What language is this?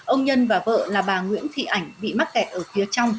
Vietnamese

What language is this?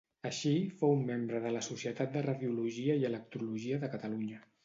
Catalan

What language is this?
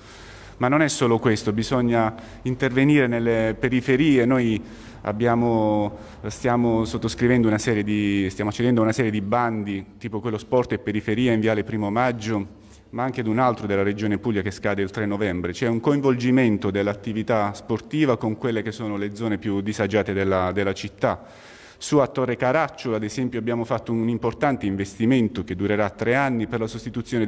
Italian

